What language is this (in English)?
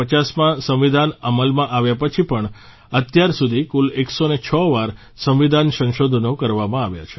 Gujarati